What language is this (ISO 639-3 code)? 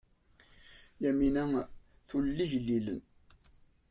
kab